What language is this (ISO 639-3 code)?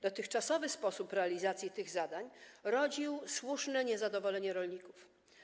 pol